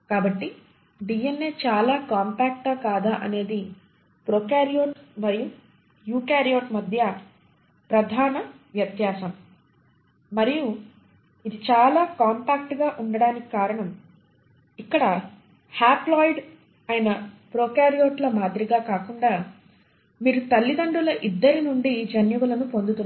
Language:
Telugu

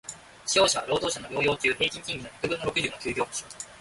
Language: Japanese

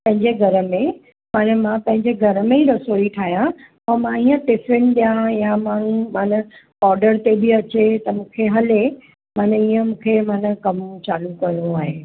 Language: Sindhi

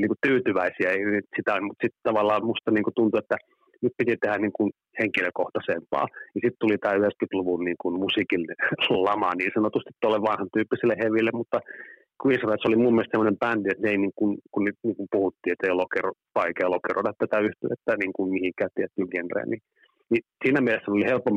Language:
Finnish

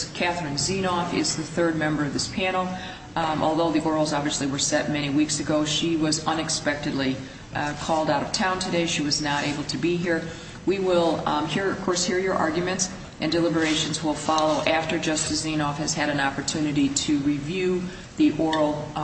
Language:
English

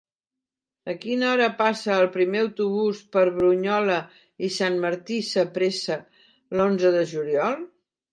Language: Catalan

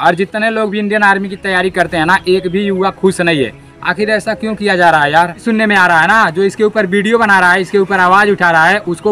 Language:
Hindi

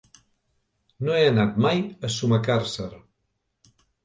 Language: Catalan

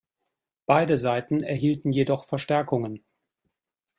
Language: German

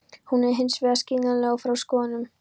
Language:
Icelandic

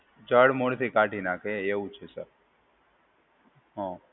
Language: Gujarati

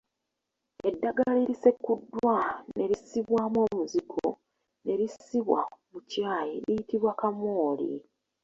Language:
Ganda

